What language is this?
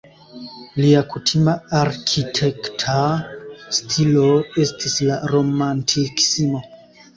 Esperanto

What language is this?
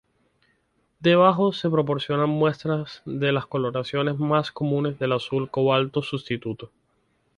Spanish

